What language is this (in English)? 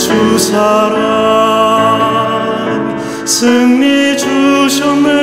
Korean